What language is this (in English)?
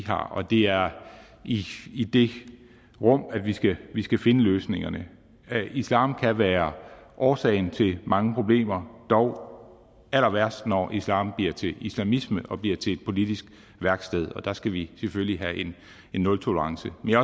Danish